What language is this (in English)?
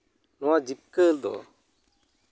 Santali